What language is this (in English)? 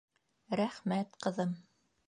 Bashkir